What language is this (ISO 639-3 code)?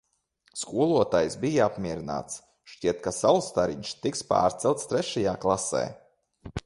lav